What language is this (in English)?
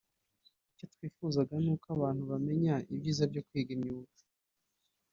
Kinyarwanda